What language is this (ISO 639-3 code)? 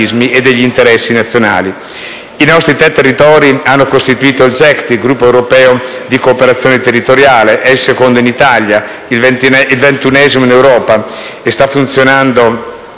ita